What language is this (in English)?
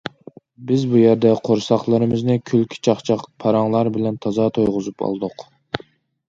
Uyghur